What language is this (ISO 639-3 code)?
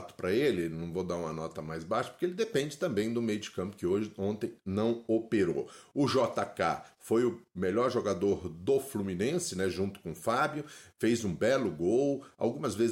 por